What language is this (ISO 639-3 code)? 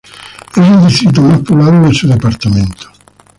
spa